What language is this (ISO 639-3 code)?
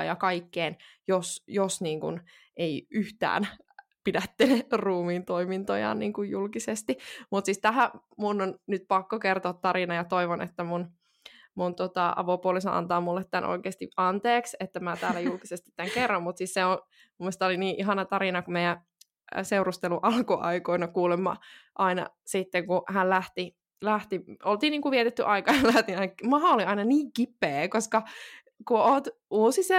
fin